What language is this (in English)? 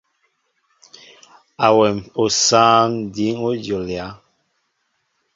Mbo (Cameroon)